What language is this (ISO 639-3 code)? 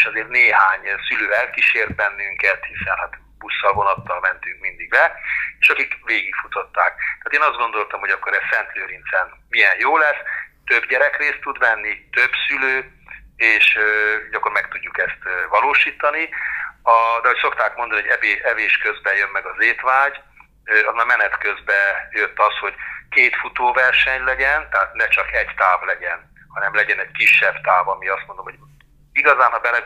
hun